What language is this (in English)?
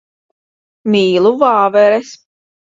Latvian